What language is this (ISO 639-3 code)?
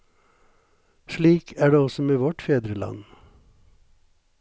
nor